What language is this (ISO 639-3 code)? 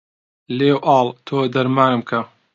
ckb